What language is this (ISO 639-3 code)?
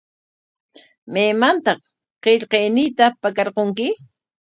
qwa